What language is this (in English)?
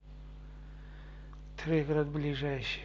Russian